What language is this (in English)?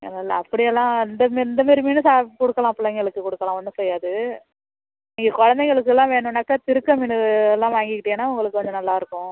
Tamil